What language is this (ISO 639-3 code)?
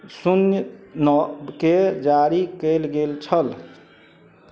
mai